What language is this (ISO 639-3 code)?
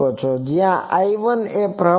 guj